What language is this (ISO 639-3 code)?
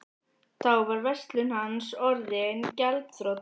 isl